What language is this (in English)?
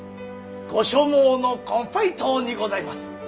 Japanese